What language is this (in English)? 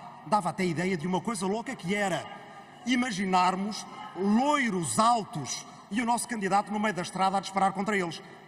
Portuguese